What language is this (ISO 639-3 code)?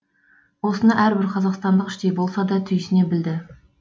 kaz